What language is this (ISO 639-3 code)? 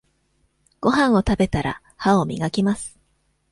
jpn